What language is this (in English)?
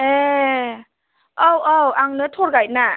Bodo